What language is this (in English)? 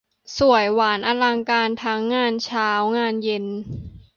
Thai